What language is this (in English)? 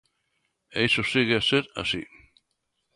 Galician